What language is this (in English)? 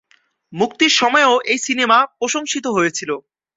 Bangla